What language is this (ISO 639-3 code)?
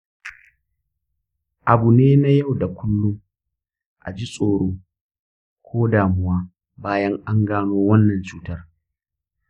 hau